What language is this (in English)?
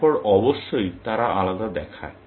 Bangla